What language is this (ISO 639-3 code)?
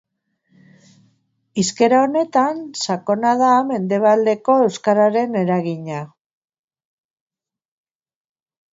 eus